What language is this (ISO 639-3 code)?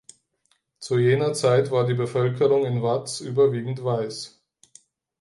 deu